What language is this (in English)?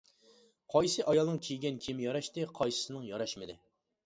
Uyghur